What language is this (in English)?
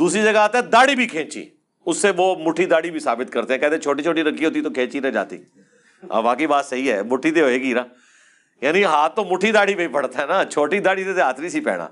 Urdu